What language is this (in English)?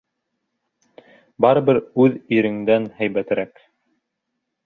Bashkir